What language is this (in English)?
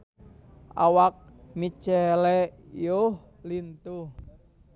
Sundanese